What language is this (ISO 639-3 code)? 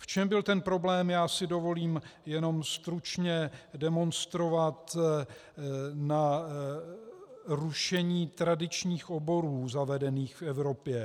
ces